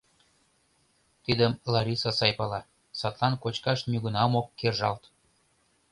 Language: Mari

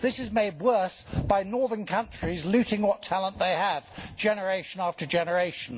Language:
English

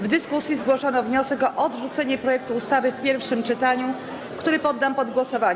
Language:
Polish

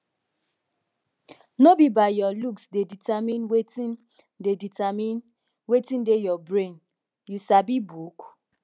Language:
Nigerian Pidgin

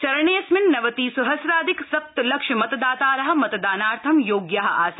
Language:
Sanskrit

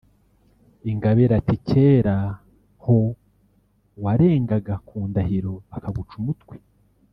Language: Kinyarwanda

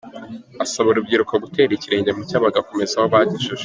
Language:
Kinyarwanda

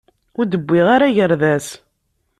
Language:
Kabyle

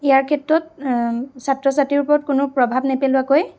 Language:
Assamese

